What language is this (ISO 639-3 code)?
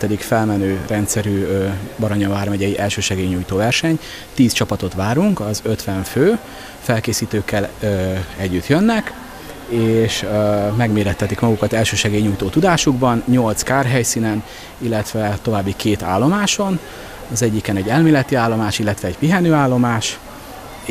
hun